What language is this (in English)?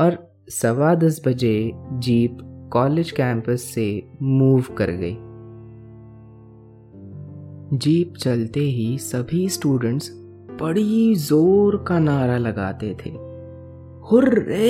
Hindi